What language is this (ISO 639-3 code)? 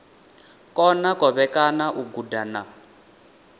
ven